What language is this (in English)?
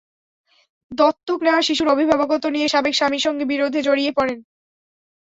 Bangla